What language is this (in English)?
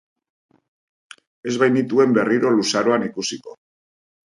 Basque